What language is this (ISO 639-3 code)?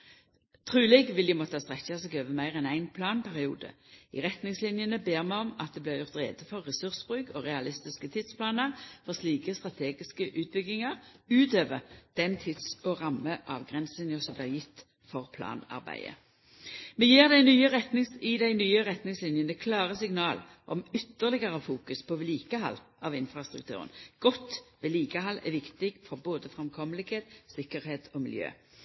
nno